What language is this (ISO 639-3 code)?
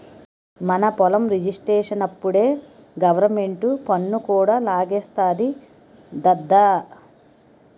tel